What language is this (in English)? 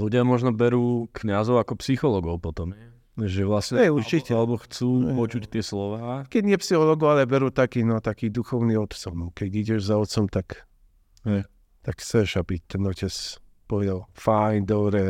Slovak